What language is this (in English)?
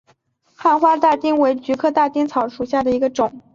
Chinese